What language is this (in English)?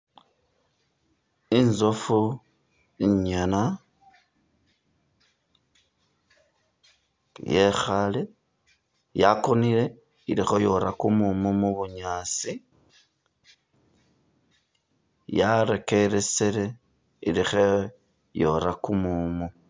Masaaba